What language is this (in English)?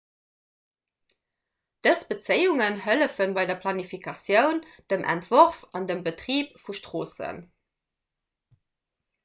Luxembourgish